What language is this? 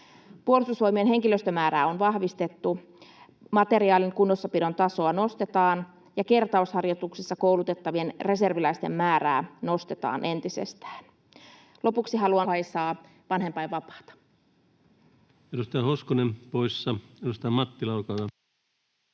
Finnish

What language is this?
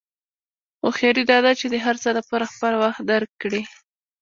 Pashto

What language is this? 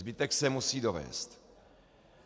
Czech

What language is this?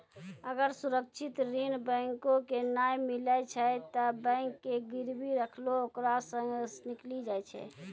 Maithili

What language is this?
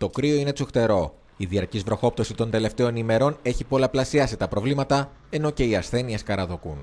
Greek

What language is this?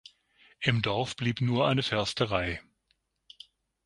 German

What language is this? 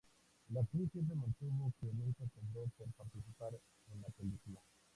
Spanish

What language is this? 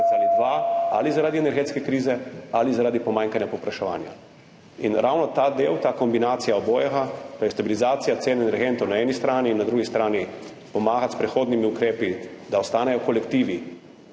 Slovenian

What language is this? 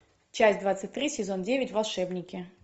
Russian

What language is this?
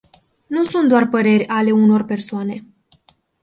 Romanian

